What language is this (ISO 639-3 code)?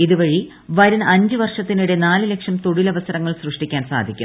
mal